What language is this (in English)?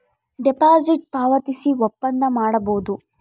Kannada